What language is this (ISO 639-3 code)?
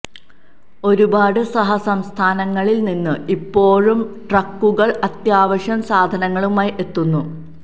mal